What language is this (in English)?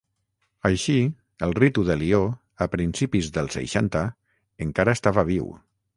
Catalan